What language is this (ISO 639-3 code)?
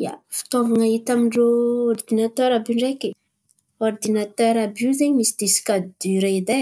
xmv